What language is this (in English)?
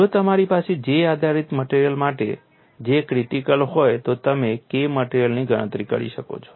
Gujarati